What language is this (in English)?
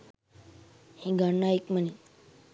Sinhala